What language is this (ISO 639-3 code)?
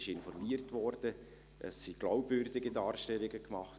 gsw